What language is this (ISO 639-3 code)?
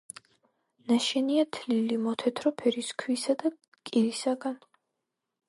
kat